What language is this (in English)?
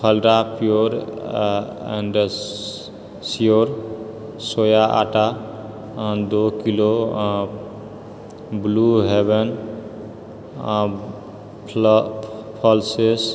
Maithili